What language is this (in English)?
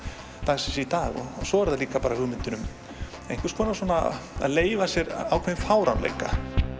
Icelandic